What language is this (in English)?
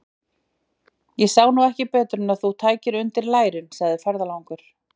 Icelandic